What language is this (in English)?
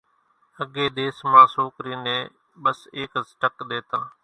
Kachi Koli